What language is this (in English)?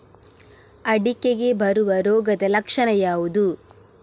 Kannada